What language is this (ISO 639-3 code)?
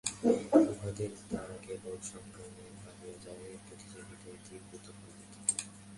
ben